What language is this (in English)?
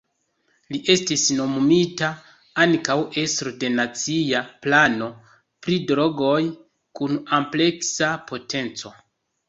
Esperanto